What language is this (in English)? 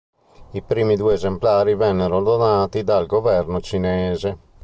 Italian